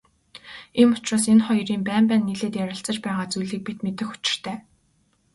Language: Mongolian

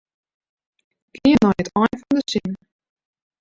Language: Western Frisian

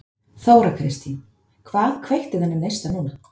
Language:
Icelandic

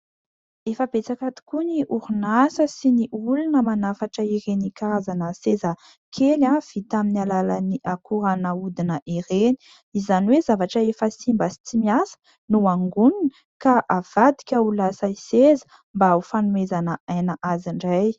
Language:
Malagasy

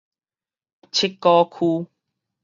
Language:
Min Nan Chinese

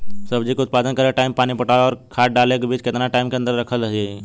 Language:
Bhojpuri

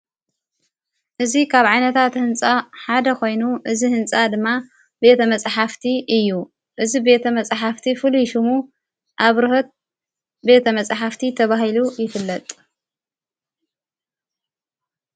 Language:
Tigrinya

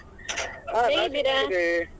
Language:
Kannada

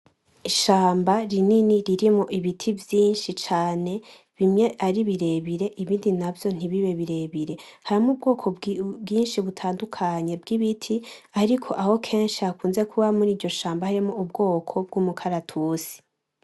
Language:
Rundi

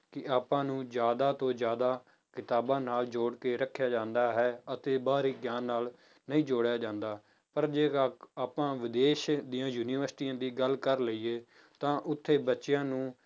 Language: Punjabi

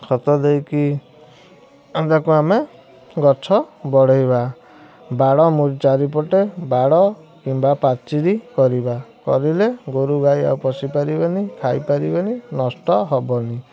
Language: Odia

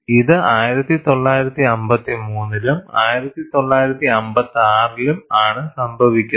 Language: Malayalam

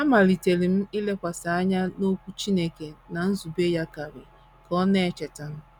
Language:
Igbo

